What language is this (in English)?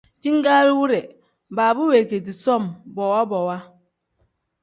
Tem